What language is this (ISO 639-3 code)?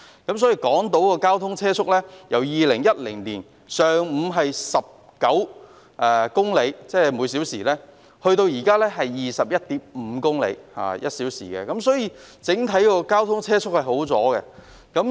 yue